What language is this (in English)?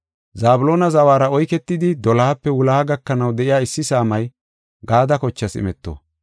Gofa